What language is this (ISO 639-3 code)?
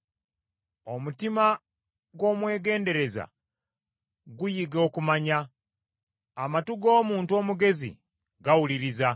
lug